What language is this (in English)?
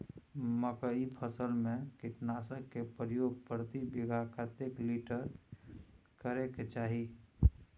Maithili